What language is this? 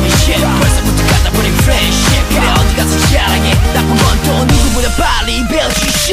Korean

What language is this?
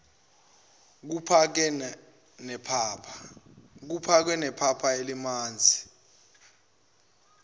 Zulu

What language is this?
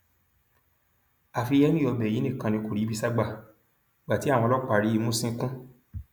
Yoruba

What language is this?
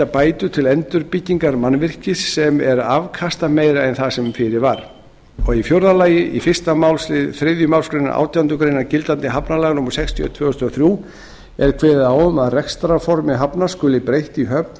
Icelandic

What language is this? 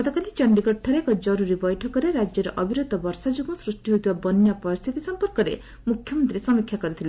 Odia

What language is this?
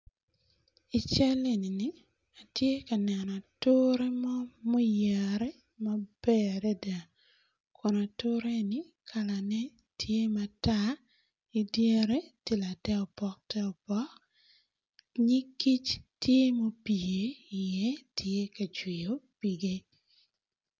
Acoli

